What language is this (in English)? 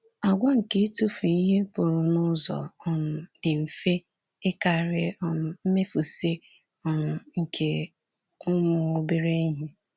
Igbo